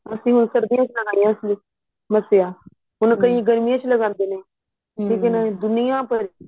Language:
Punjabi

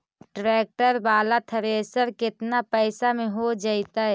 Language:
Magahi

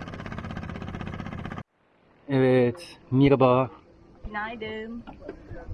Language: Turkish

